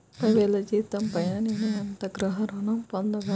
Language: Telugu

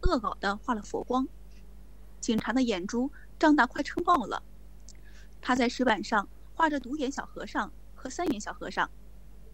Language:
Japanese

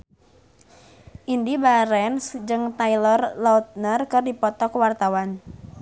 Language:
Sundanese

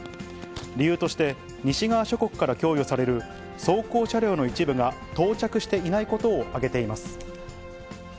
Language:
Japanese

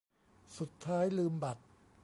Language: Thai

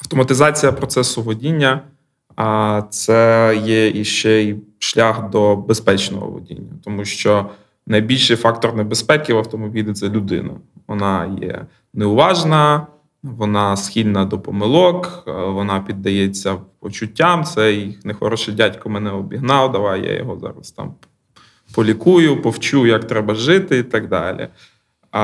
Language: Ukrainian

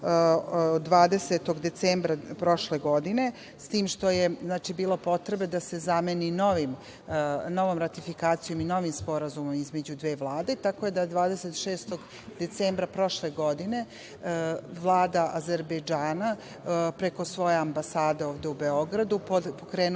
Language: Serbian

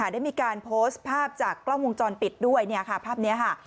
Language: Thai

